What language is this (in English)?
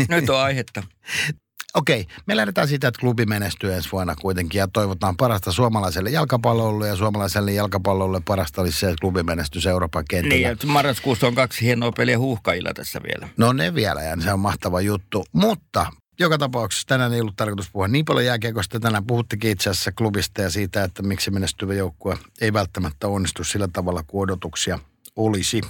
Finnish